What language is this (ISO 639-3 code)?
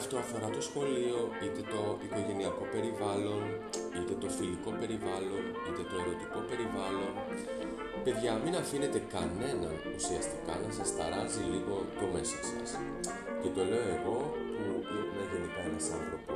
ell